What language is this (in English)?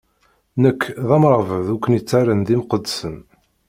Kabyle